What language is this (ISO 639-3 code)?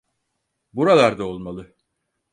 tur